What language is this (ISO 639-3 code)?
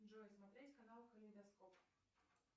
rus